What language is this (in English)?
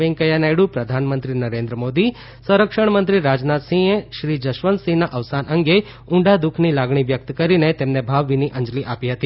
Gujarati